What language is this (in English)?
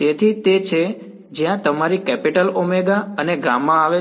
Gujarati